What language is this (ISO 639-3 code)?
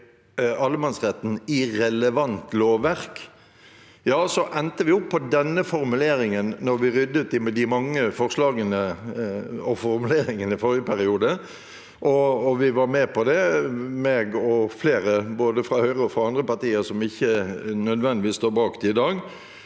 nor